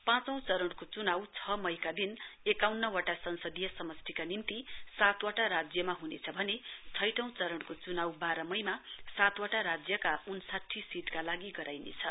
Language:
Nepali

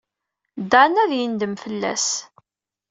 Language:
Kabyle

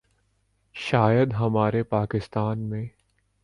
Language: Urdu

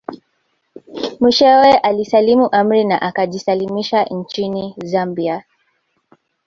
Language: Swahili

